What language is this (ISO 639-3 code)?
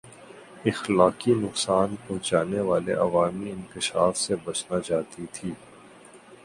urd